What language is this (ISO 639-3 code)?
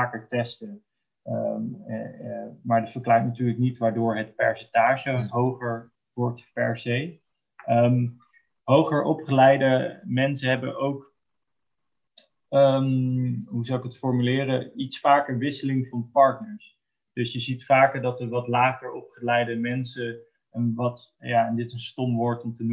nld